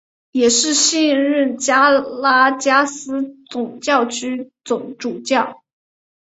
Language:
Chinese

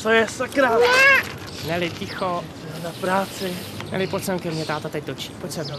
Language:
Czech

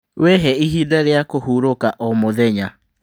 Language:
Kikuyu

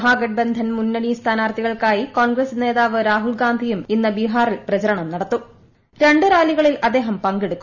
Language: Malayalam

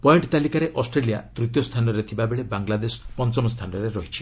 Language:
Odia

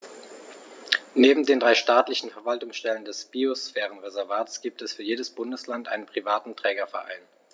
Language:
German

